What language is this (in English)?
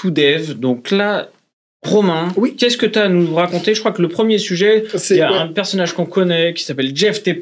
French